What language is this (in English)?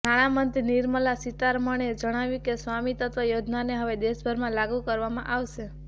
Gujarati